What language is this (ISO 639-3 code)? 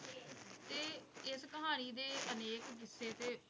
pan